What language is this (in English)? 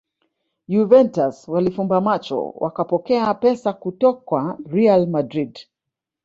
Swahili